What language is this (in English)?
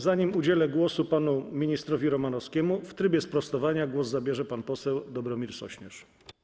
Polish